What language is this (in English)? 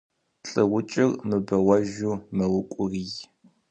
Kabardian